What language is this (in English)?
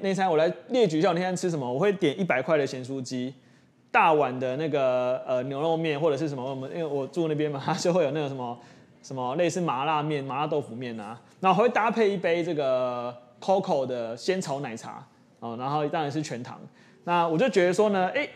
Chinese